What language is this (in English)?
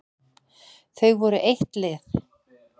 Icelandic